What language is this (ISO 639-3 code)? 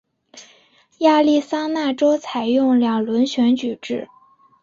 zho